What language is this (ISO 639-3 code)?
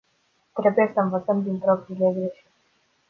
ron